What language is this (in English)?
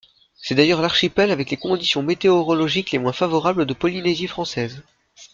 French